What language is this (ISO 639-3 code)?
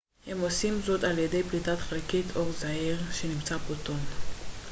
heb